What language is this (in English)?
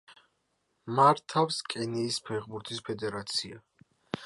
Georgian